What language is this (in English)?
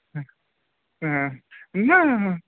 Sanskrit